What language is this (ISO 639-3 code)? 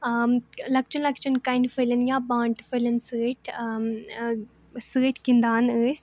kas